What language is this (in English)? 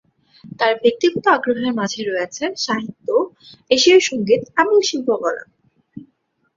Bangla